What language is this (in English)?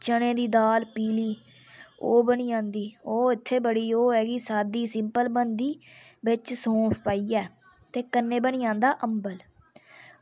Dogri